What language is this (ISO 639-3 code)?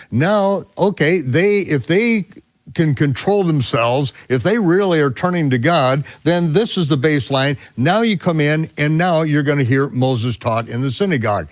eng